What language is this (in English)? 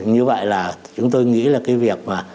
Vietnamese